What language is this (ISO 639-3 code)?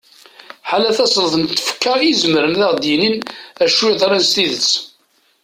kab